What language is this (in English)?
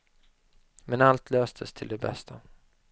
Swedish